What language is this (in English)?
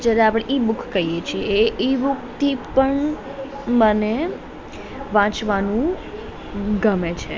Gujarati